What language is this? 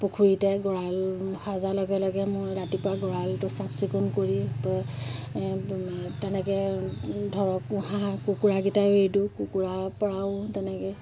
Assamese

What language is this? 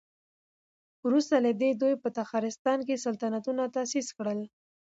Pashto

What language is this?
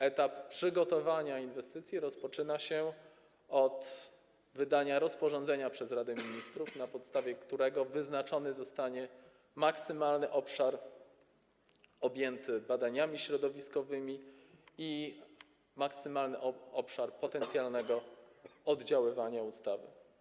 Polish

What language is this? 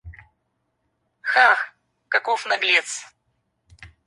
Russian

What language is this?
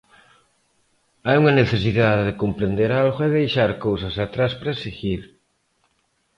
Galician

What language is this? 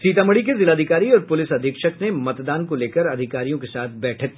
Hindi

